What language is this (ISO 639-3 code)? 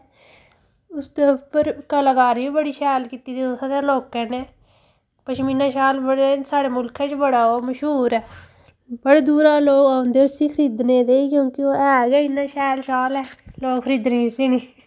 doi